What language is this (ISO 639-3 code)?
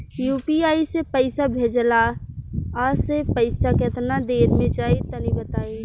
bho